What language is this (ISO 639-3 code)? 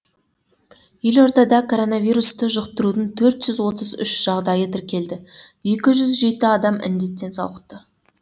kaz